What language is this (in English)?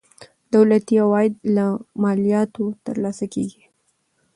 Pashto